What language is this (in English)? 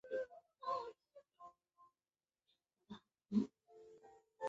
Chinese